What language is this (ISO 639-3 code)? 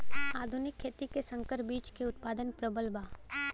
bho